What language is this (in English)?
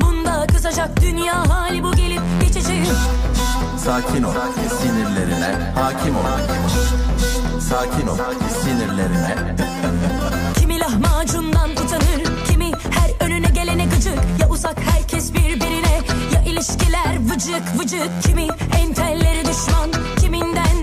Turkish